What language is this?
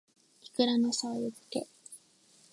Japanese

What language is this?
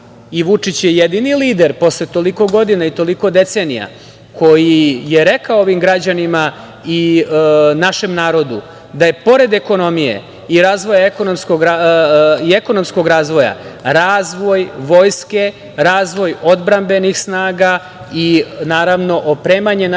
Serbian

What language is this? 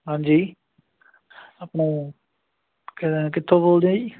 Punjabi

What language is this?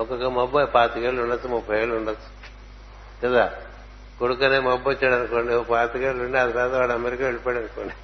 Telugu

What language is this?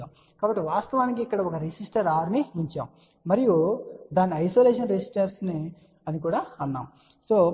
Telugu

